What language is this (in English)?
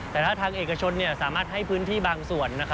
Thai